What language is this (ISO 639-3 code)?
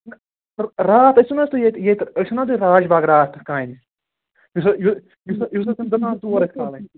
kas